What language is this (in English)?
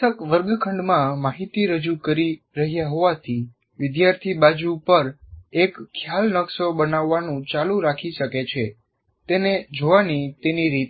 Gujarati